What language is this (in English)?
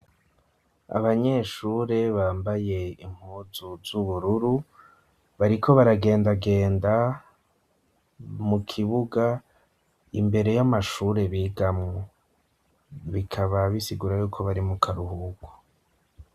Rundi